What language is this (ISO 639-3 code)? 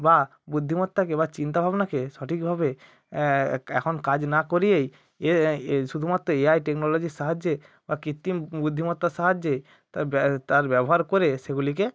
ben